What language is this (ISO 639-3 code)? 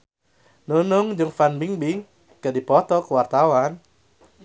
sun